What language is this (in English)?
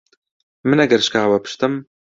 Central Kurdish